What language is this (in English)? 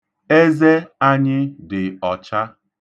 Igbo